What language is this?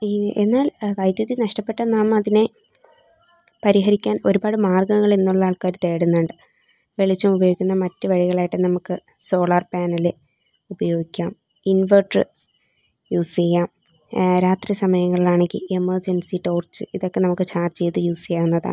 Malayalam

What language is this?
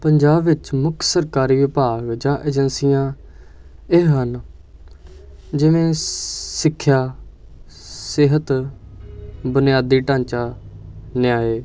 Punjabi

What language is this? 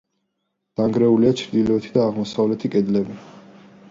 Georgian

